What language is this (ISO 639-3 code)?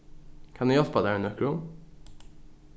fao